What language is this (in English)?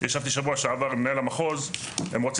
Hebrew